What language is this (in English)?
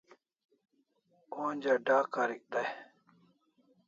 Kalasha